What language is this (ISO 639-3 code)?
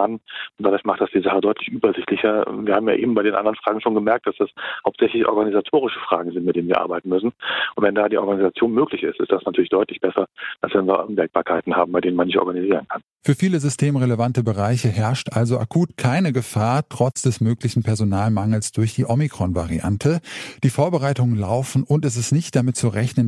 deu